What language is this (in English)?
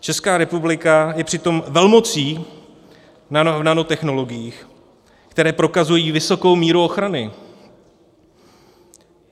Czech